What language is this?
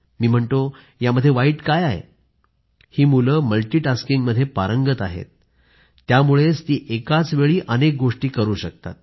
Marathi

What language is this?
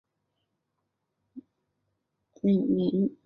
Chinese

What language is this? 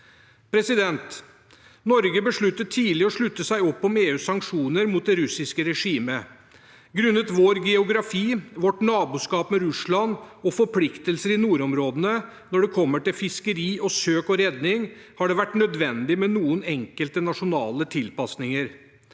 Norwegian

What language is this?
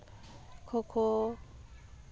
Santali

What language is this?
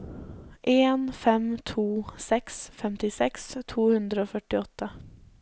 Norwegian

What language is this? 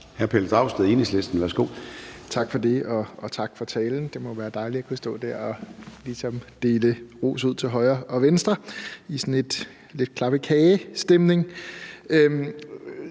Danish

